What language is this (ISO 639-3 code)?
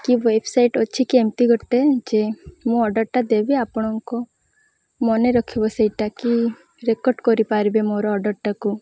ori